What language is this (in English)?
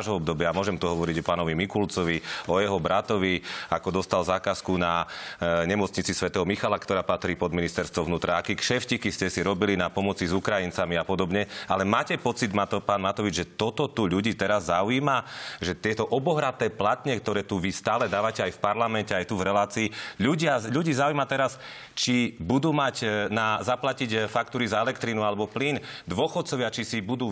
Slovak